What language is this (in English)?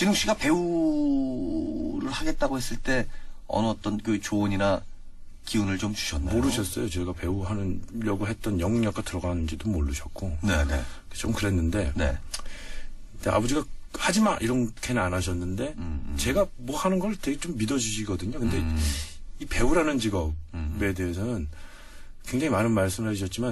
Korean